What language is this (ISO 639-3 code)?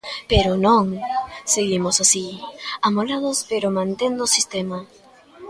glg